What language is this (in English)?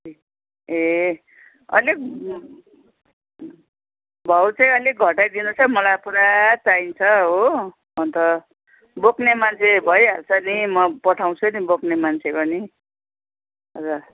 Nepali